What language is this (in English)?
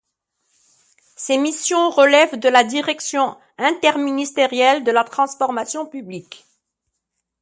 French